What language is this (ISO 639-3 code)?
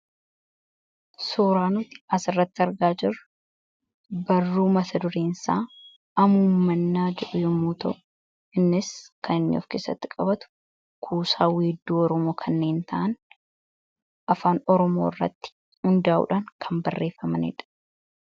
orm